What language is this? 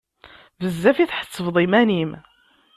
Kabyle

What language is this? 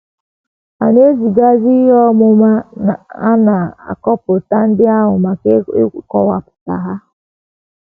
Igbo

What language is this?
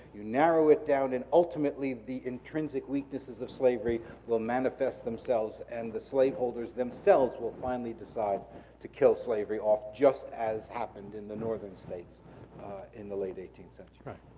English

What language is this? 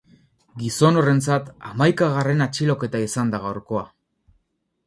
Basque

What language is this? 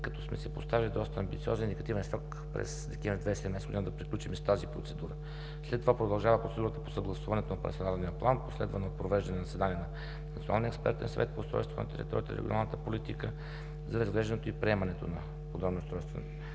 Bulgarian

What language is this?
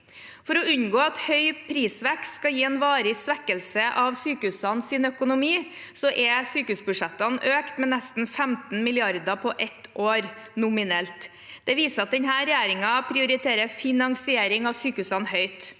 Norwegian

